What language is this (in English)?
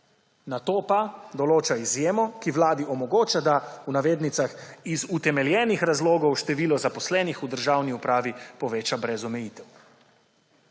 Slovenian